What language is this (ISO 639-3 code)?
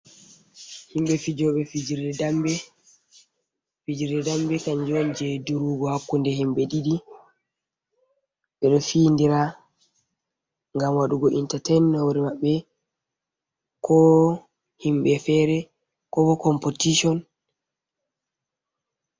ful